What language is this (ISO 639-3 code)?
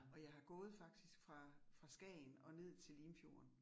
dan